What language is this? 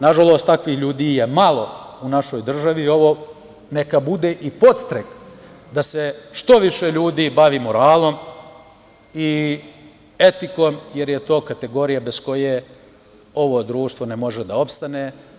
Serbian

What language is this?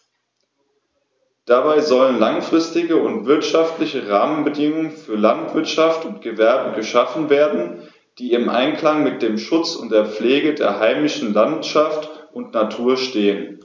German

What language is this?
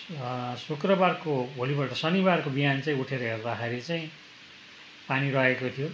Nepali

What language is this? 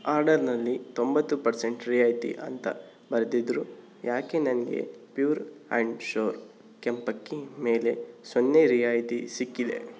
Kannada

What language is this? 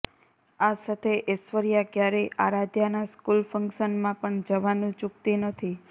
Gujarati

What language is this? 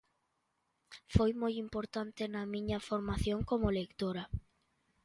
Galician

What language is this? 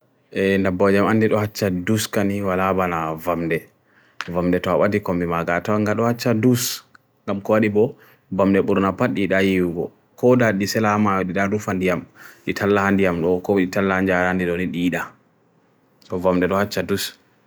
Bagirmi Fulfulde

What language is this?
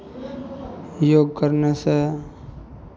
Maithili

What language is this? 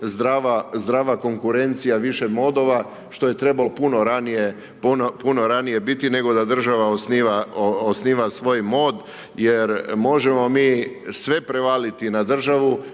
Croatian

